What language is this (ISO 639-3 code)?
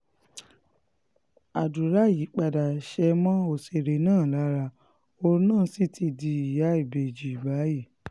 yor